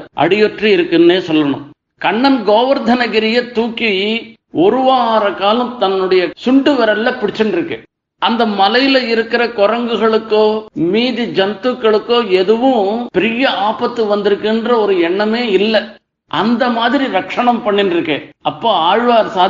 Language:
Tamil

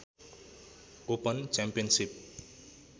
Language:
Nepali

